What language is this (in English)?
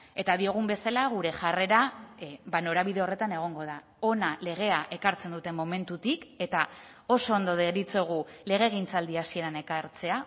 Basque